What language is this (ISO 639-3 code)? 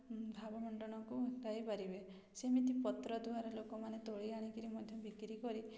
ori